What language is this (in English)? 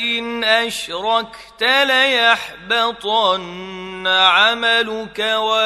Arabic